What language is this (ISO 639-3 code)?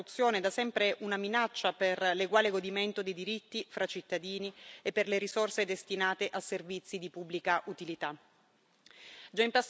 ita